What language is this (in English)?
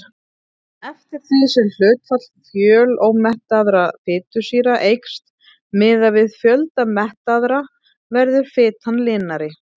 Icelandic